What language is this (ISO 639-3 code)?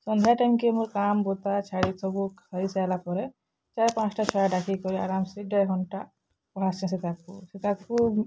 ori